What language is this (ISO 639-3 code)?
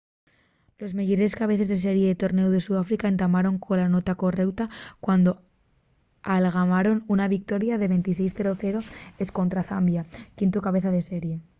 ast